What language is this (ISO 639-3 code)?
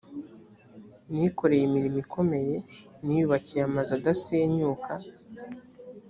kin